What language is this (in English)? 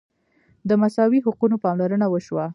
Pashto